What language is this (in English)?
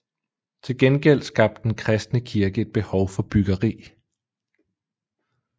Danish